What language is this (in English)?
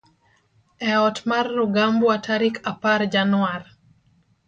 Luo (Kenya and Tanzania)